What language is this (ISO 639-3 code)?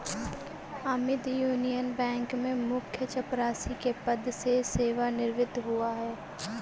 hin